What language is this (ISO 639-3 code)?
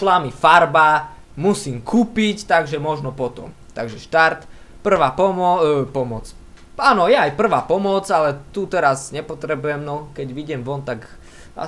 slk